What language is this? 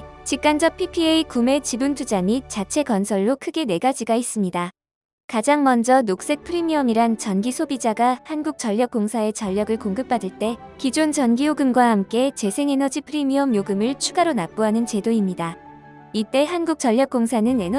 Korean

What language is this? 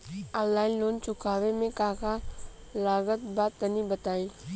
Bhojpuri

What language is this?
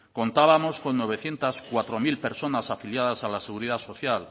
Spanish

